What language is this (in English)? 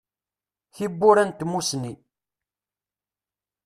Kabyle